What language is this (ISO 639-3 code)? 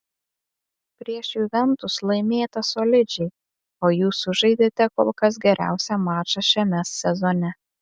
lit